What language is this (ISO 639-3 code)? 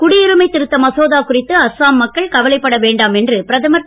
tam